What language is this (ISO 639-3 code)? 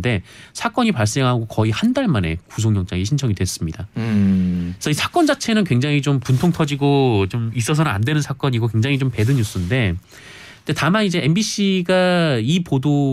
kor